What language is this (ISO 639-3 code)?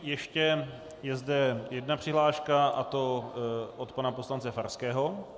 ces